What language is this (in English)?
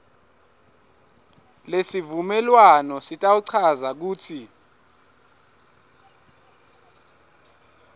Swati